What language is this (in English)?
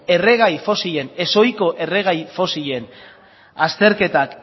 Basque